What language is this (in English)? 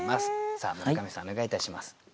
Japanese